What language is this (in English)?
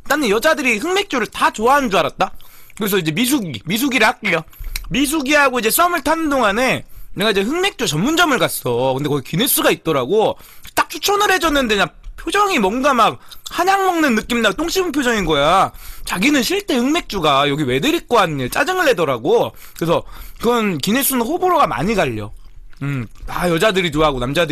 Korean